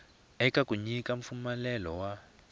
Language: Tsonga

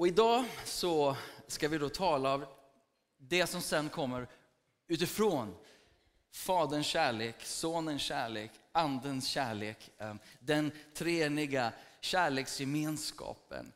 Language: Swedish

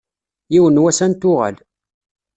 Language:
Kabyle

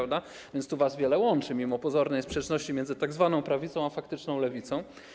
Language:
Polish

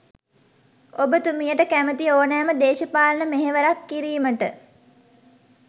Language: Sinhala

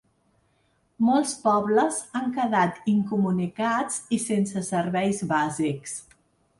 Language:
Catalan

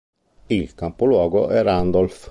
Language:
Italian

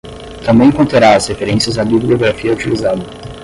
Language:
Portuguese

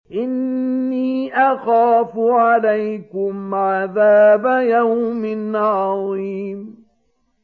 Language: Arabic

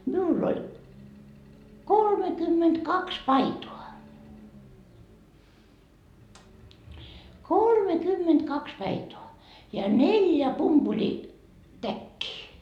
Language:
Finnish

